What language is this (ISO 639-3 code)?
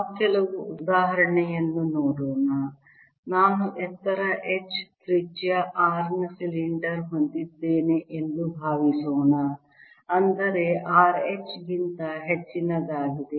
kan